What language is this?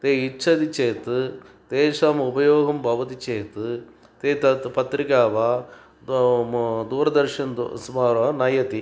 Sanskrit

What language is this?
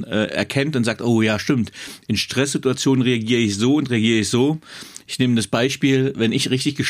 German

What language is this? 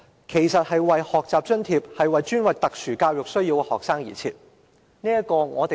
Cantonese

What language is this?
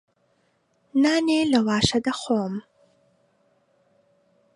Central Kurdish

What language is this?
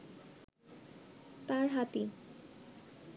Bangla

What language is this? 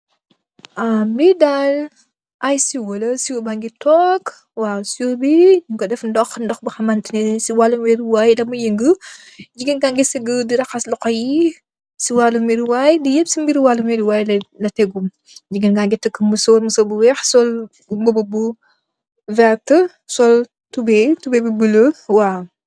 Wolof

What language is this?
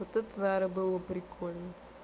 Russian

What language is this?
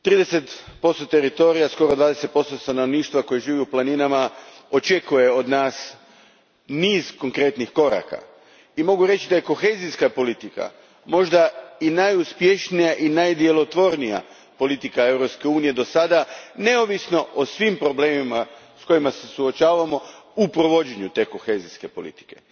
Croatian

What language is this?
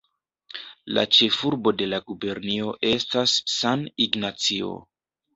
Esperanto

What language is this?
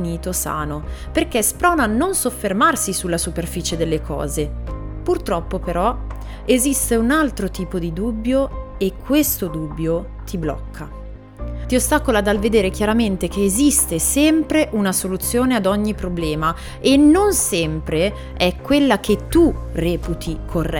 Italian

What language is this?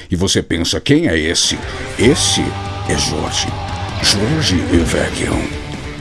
Portuguese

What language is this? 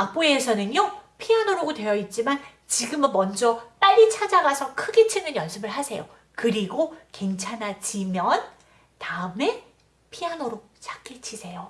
Korean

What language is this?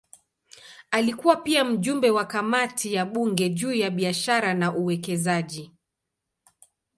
Swahili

